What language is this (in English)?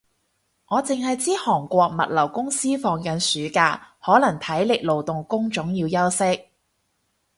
Cantonese